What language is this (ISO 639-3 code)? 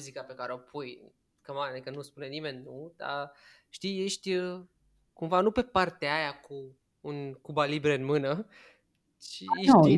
ron